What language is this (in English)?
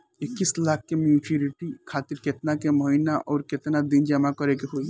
Bhojpuri